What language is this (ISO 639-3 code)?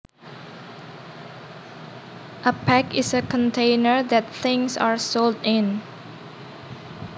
jav